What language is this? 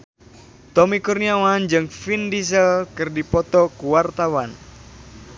Sundanese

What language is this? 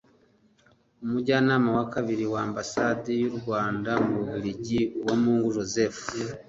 Kinyarwanda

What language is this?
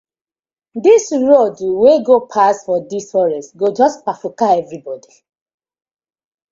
Nigerian Pidgin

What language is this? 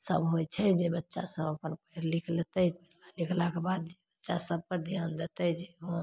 Maithili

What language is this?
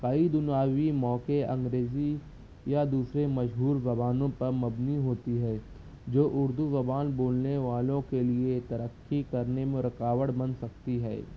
Urdu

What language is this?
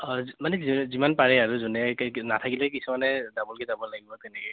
Assamese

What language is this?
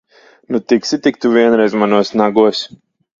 Latvian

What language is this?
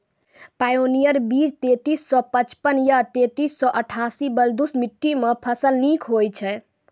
Maithili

